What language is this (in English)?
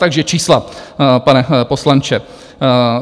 Czech